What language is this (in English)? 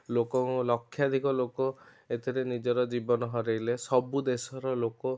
Odia